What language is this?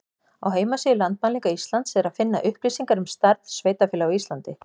Icelandic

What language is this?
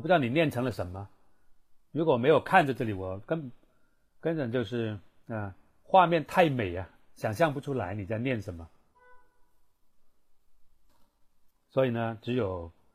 Chinese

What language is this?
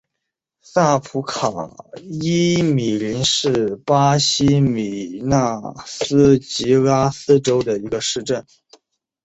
Chinese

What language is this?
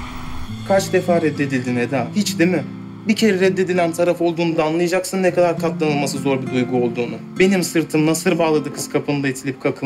Turkish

